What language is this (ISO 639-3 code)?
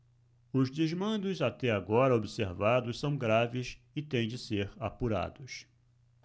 por